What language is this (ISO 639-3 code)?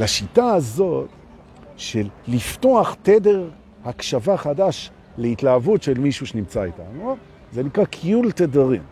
heb